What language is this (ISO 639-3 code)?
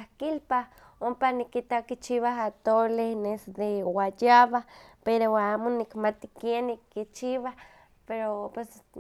nhq